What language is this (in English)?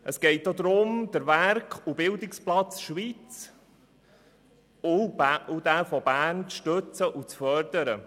Swiss German